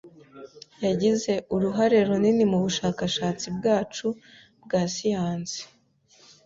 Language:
Kinyarwanda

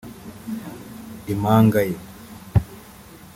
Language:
Kinyarwanda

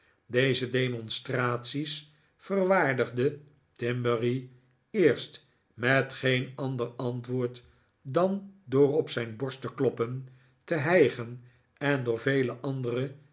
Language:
Dutch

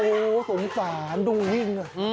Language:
Thai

